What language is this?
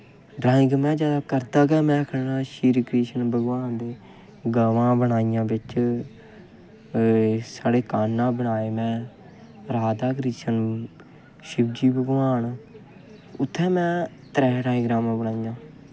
Dogri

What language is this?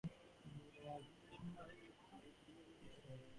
English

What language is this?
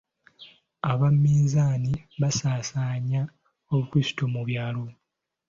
Ganda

